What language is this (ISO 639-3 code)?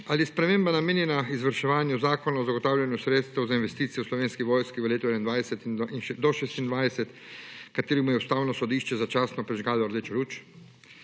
slv